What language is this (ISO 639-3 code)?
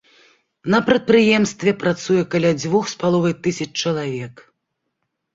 bel